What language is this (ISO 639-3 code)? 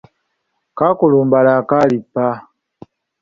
lug